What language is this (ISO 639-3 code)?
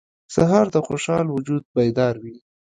pus